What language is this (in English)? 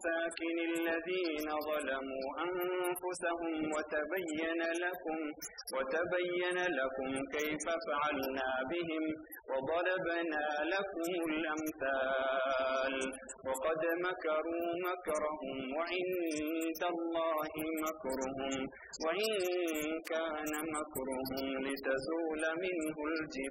Arabic